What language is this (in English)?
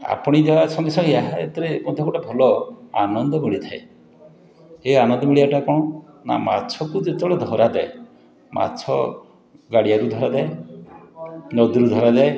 Odia